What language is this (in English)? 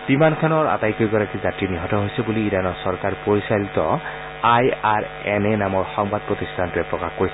Assamese